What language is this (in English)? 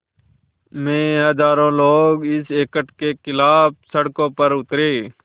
Hindi